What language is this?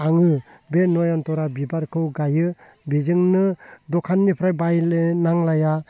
Bodo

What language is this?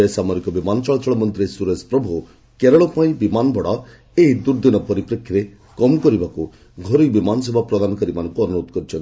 Odia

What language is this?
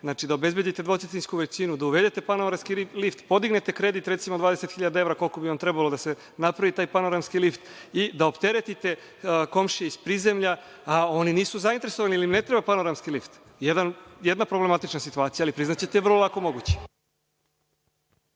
Serbian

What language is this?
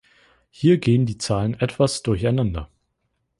German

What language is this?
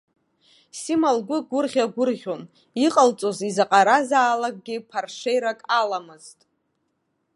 Abkhazian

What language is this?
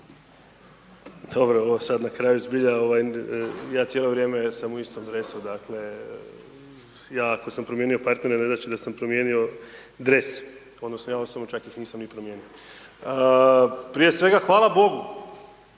Croatian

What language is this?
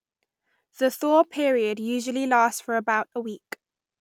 English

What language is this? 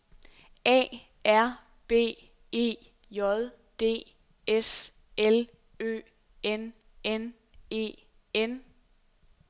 Danish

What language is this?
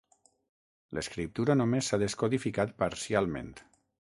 Catalan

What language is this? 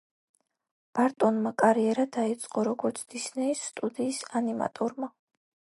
Georgian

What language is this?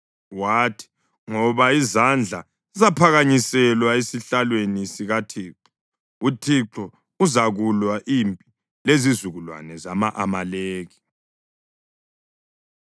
North Ndebele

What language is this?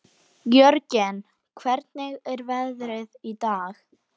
Icelandic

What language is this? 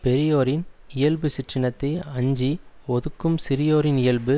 Tamil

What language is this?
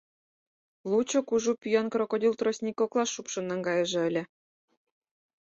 Mari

